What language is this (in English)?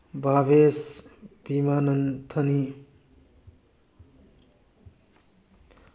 Manipuri